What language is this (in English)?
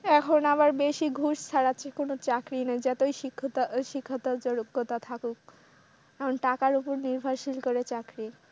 Bangla